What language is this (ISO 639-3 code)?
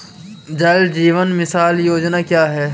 hin